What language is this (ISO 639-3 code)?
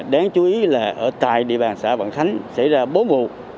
vie